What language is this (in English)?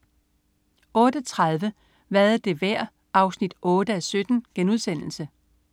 Danish